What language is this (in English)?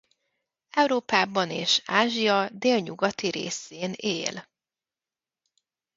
Hungarian